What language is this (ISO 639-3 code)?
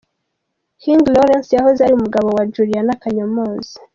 kin